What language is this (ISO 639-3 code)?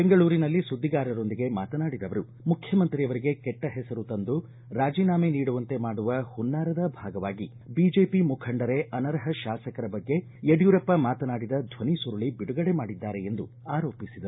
kan